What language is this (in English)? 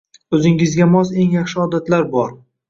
Uzbek